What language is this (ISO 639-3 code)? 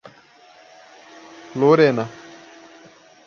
por